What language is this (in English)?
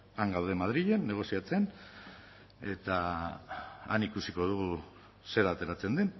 Basque